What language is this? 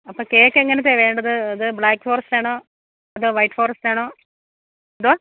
Malayalam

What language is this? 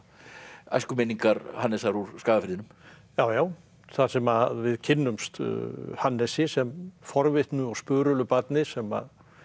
Icelandic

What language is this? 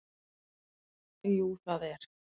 Icelandic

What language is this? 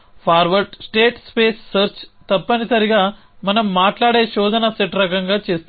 Telugu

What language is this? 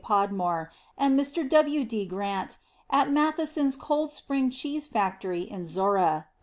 English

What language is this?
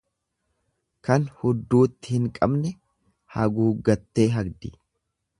Oromo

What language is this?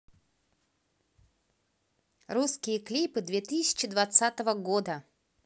Russian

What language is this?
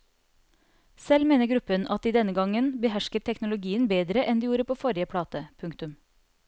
Norwegian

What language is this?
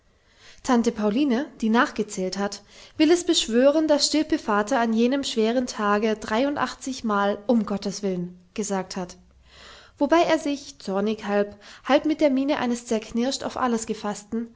German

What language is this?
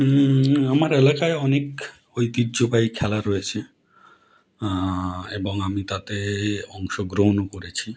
Bangla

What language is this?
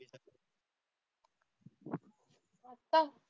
Marathi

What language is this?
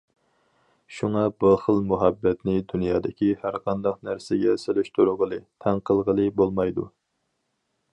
Uyghur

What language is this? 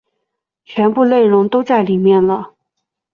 Chinese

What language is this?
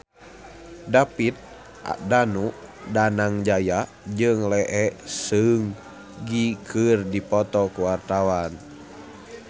Sundanese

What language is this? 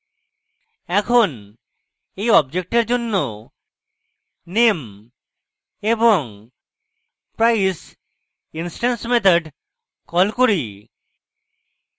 Bangla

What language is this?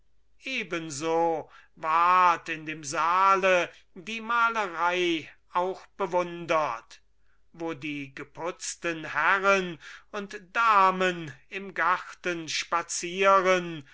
German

